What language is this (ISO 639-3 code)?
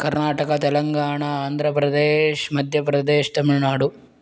san